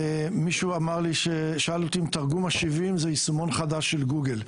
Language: Hebrew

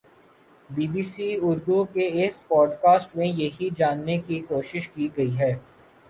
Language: Urdu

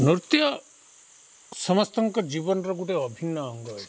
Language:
Odia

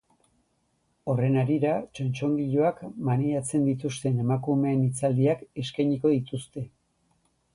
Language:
Basque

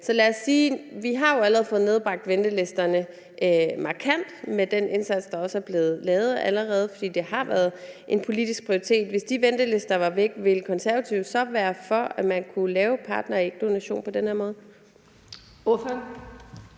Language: Danish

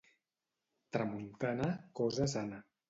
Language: Catalan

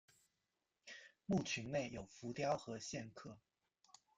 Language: Chinese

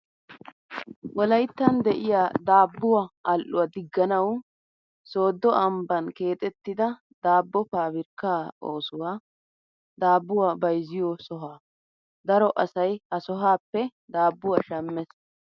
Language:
Wolaytta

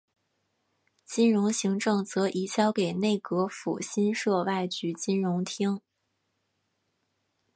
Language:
Chinese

